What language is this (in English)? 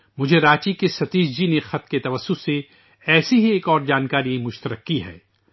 Urdu